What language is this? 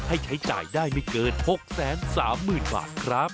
Thai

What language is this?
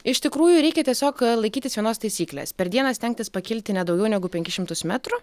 Lithuanian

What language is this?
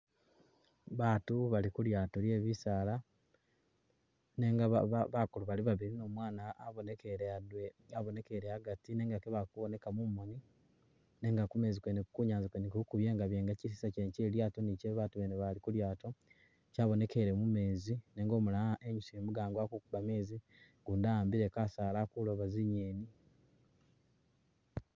Masaaba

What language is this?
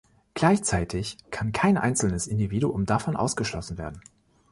German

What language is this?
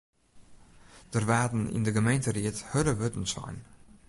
Western Frisian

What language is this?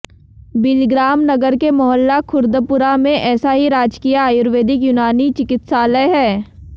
Hindi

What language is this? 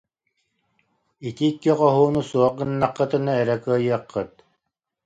Yakut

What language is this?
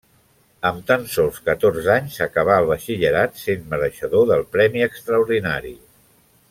Catalan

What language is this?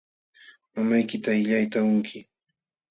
Jauja Wanca Quechua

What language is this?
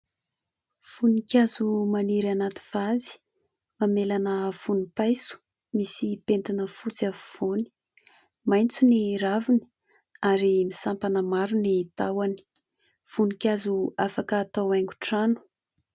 Malagasy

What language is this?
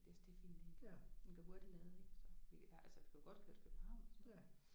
Danish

